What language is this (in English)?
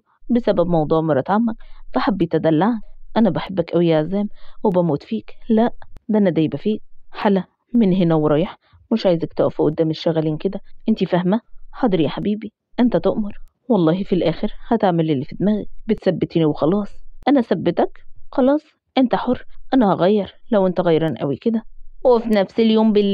Arabic